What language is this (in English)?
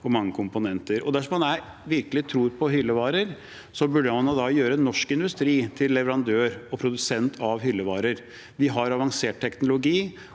Norwegian